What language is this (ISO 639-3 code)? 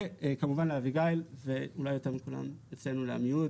heb